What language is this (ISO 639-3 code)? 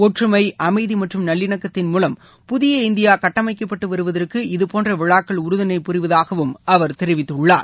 tam